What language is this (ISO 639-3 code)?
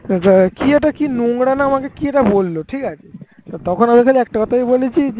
ben